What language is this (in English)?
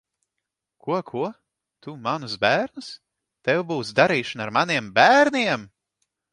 Latvian